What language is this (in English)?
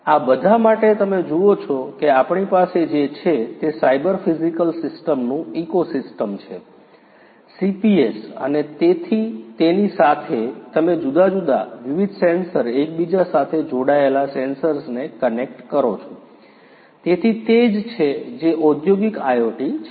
Gujarati